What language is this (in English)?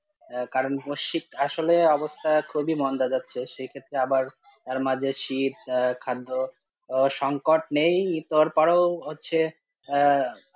Bangla